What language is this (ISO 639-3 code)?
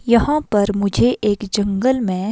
hin